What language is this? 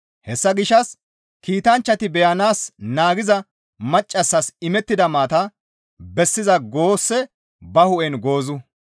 Gamo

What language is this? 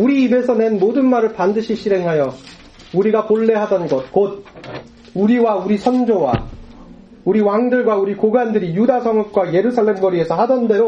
Korean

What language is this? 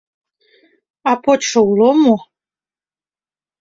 Mari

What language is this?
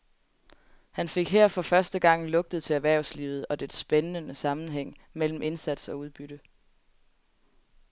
Danish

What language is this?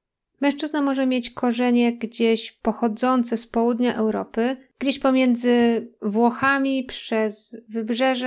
Polish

